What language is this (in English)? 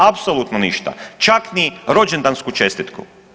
Croatian